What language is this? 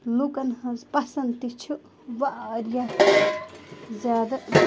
Kashmiri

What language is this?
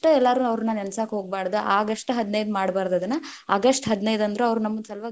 Kannada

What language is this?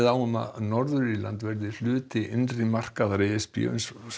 Icelandic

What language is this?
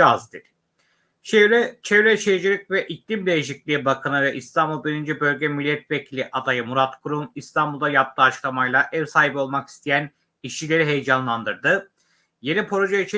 Turkish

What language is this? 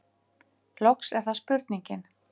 Icelandic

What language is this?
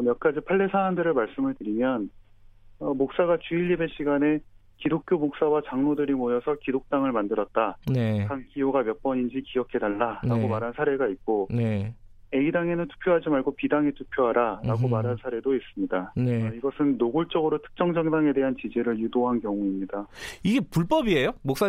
Korean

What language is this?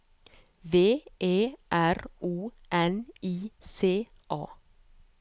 Norwegian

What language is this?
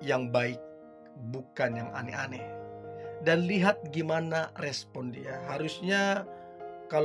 Indonesian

